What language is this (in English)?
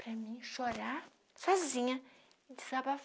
Portuguese